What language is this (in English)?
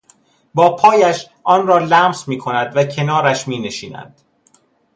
Persian